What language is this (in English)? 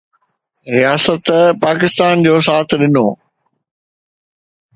Sindhi